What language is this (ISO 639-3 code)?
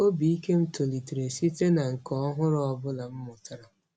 ibo